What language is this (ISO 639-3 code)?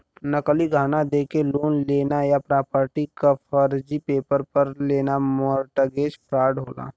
bho